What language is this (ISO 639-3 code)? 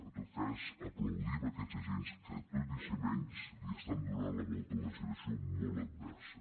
cat